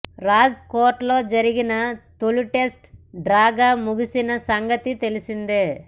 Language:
Telugu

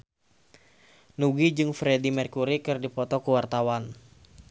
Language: Sundanese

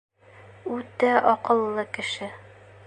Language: Bashkir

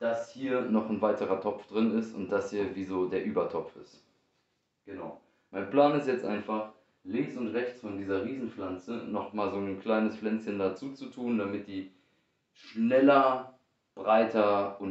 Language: German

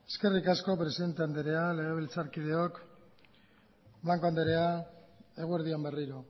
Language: Basque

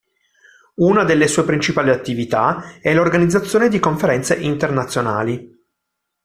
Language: Italian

